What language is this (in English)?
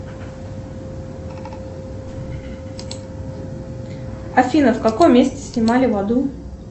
Russian